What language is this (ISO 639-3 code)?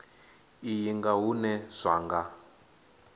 ven